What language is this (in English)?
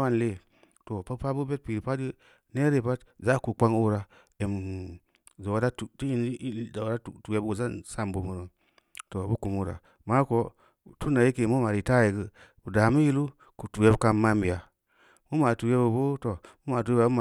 Samba Leko